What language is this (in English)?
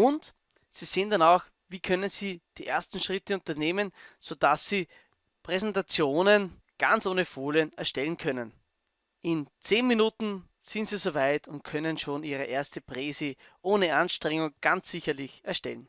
German